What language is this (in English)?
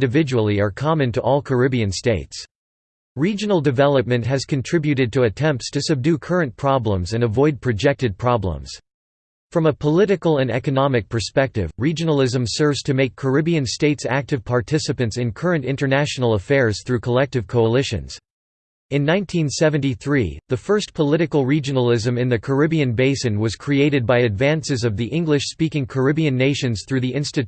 English